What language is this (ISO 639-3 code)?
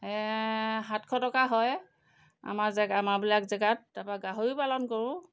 asm